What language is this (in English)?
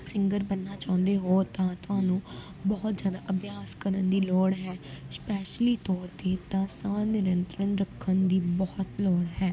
Punjabi